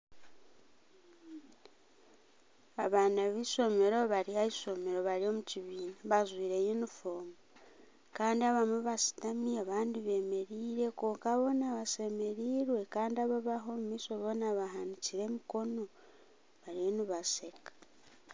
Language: Nyankole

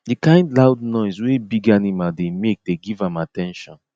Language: Nigerian Pidgin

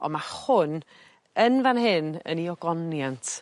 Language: Welsh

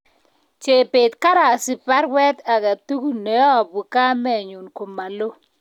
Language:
Kalenjin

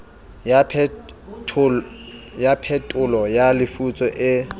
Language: Southern Sotho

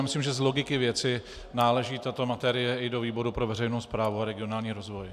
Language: Czech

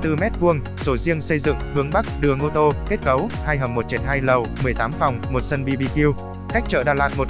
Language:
Vietnamese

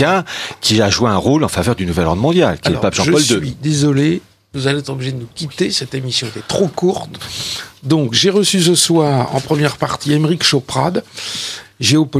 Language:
French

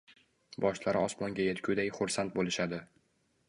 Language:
Uzbek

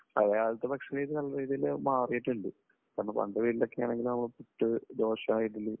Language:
Malayalam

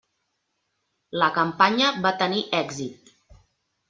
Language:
Catalan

